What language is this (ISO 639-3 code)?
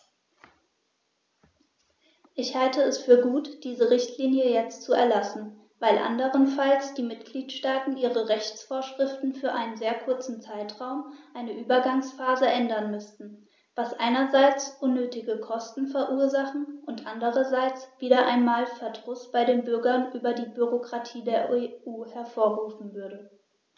deu